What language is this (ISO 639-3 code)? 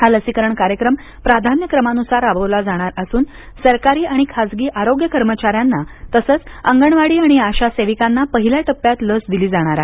mar